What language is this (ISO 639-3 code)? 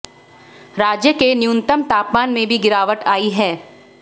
hin